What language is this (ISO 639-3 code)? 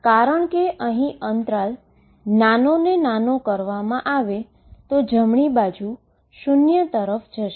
guj